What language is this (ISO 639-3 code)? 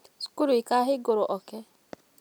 kik